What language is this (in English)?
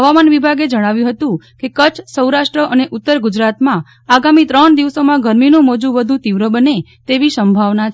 Gujarati